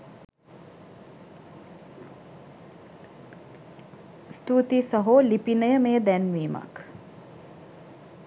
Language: Sinhala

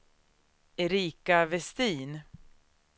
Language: Swedish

